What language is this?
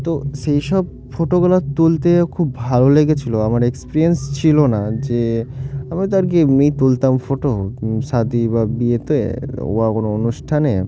Bangla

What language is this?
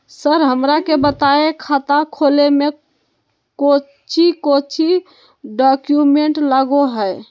Magahi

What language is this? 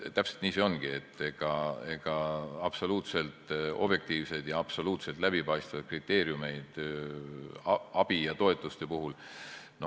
Estonian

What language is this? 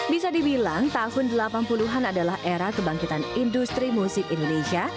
Indonesian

